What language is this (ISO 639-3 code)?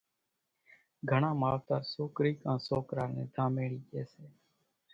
gjk